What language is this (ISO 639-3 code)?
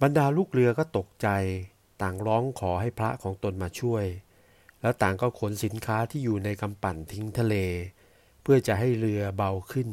tha